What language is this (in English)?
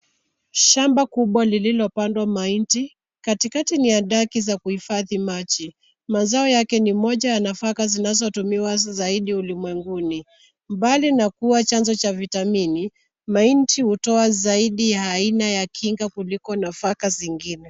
Swahili